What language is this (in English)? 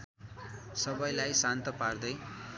Nepali